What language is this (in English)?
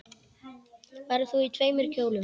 Icelandic